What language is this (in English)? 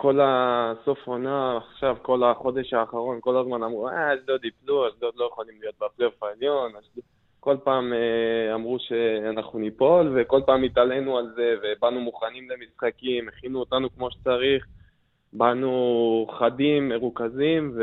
Hebrew